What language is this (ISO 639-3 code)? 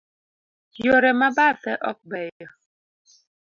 luo